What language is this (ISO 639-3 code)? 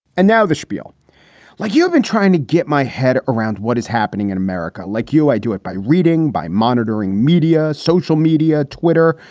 eng